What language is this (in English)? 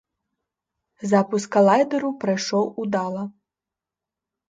Belarusian